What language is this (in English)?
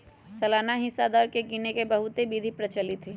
Magahi